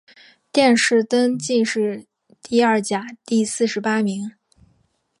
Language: Chinese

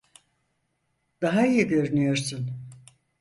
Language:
Turkish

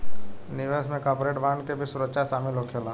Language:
Bhojpuri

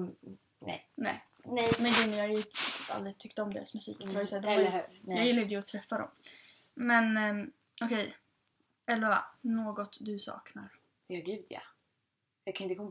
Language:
Swedish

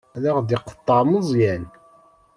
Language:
Kabyle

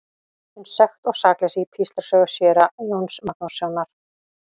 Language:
Icelandic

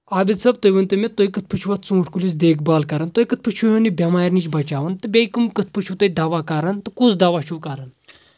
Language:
Kashmiri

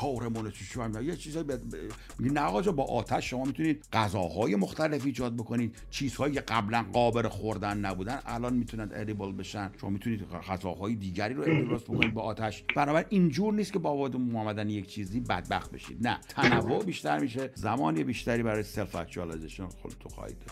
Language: Persian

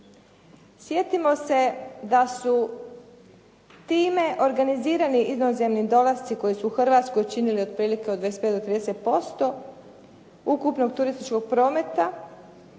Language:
Croatian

